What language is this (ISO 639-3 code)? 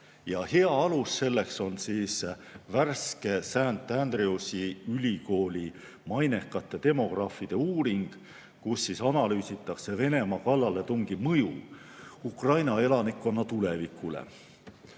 est